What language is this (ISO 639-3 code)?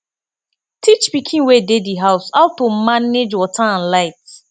pcm